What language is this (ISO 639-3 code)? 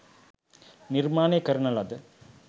sin